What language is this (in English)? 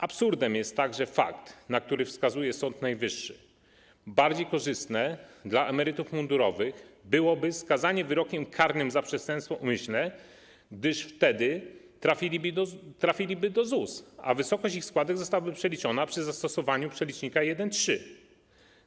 Polish